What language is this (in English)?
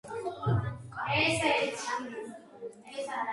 Georgian